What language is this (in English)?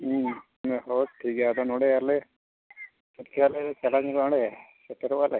Santali